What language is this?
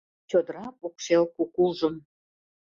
Mari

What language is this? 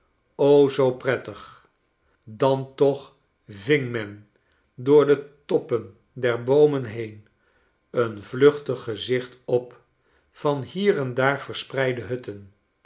Dutch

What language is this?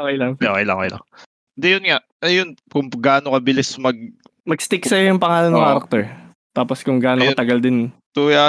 Filipino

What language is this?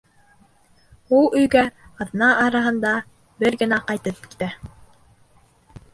Bashkir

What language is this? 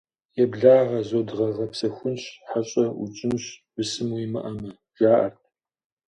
Kabardian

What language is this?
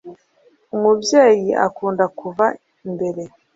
Kinyarwanda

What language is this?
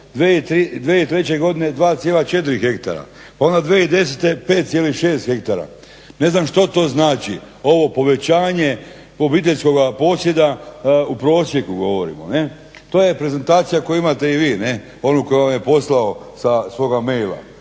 Croatian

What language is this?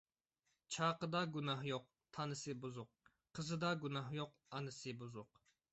Uyghur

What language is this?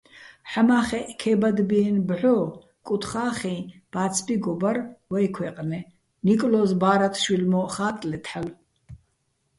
Bats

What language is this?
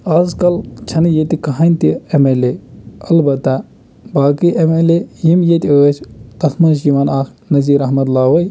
Kashmiri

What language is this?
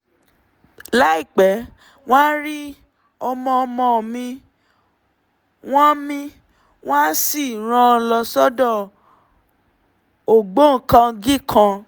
Yoruba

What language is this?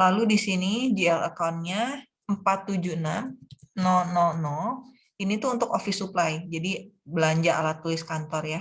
Indonesian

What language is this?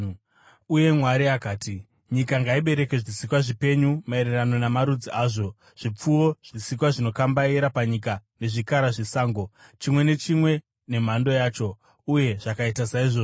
Shona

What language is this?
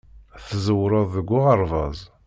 Kabyle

